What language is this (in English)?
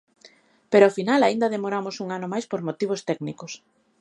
Galician